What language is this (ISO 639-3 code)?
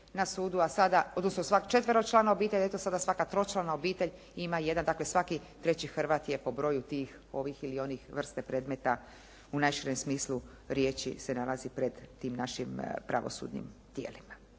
hrv